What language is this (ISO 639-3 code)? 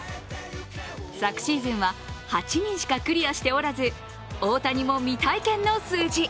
jpn